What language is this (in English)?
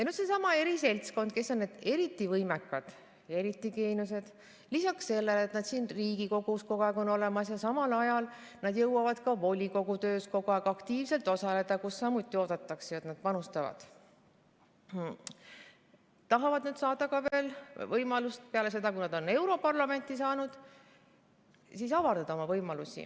Estonian